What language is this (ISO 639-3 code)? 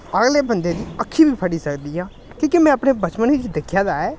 doi